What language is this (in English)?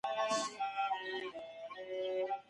Pashto